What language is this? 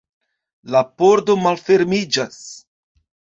Esperanto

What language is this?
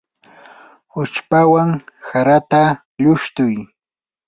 Yanahuanca Pasco Quechua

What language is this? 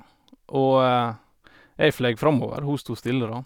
Norwegian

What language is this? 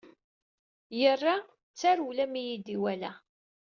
Kabyle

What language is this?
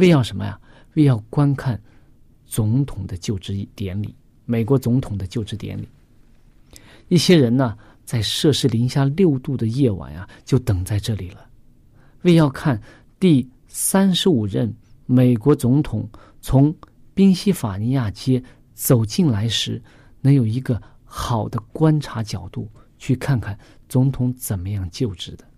Chinese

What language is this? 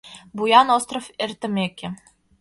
Mari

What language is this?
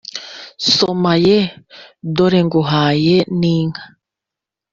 Kinyarwanda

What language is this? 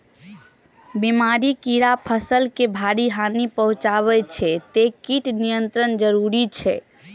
Maithili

